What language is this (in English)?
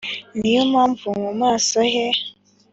Kinyarwanda